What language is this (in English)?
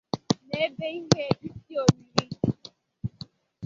Igbo